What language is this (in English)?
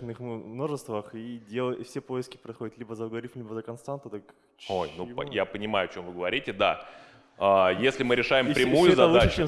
Russian